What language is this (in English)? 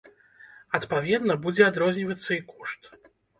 Belarusian